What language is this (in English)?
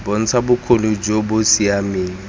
Tswana